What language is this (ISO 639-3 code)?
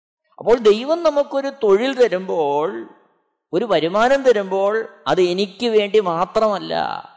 mal